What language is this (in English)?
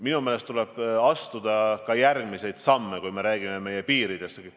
Estonian